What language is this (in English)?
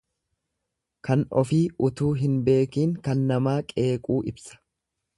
Oromo